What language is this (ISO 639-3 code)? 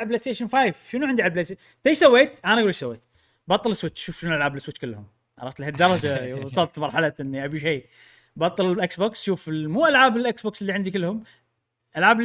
ara